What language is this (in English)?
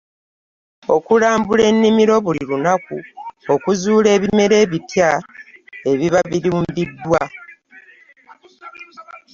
Ganda